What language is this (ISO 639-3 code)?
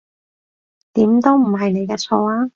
yue